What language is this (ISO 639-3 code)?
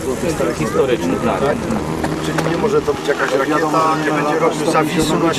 pol